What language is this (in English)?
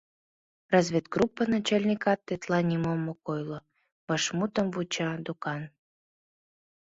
Mari